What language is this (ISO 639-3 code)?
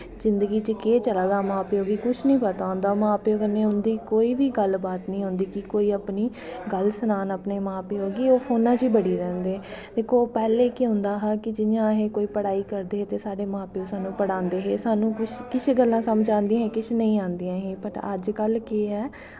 doi